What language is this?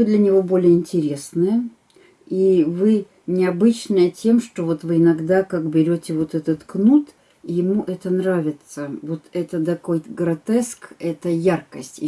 Russian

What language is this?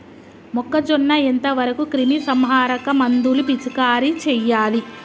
Telugu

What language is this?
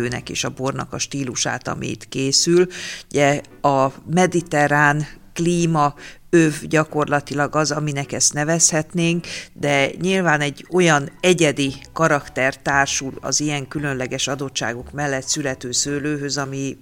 Hungarian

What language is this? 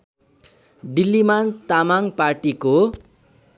Nepali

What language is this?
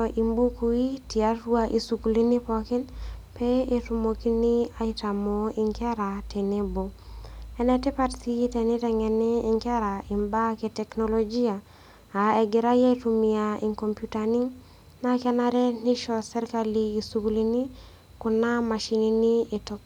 Masai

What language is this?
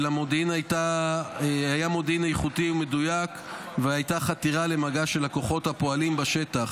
Hebrew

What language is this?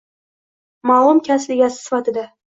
Uzbek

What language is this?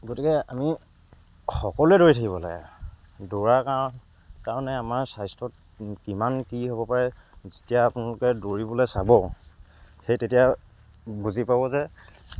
Assamese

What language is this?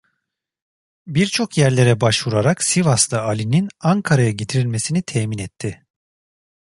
Turkish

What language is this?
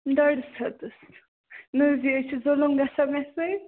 Kashmiri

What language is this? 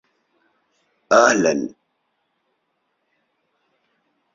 Arabic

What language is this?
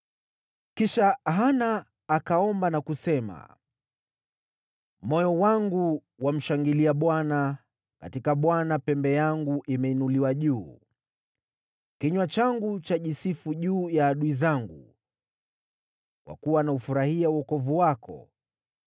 Swahili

